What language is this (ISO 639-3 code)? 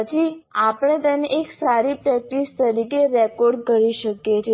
guj